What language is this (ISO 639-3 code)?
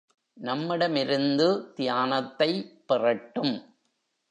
tam